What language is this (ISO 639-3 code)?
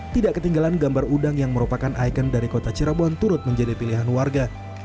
ind